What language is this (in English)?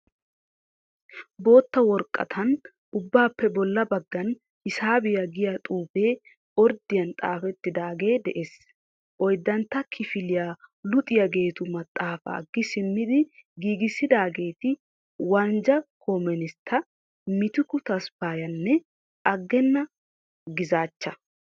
Wolaytta